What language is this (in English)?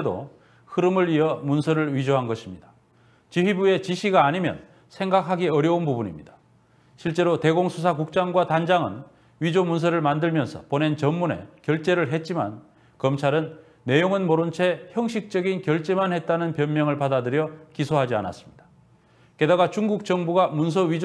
Korean